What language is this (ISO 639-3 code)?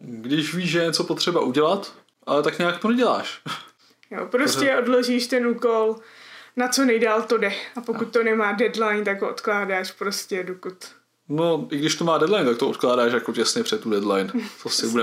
ces